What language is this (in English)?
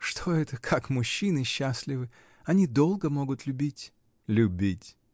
Russian